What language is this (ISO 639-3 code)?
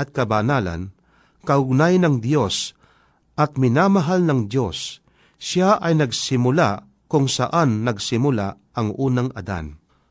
fil